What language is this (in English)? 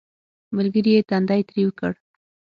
Pashto